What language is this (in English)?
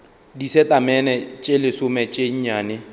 Northern Sotho